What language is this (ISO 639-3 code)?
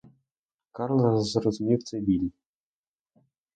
ukr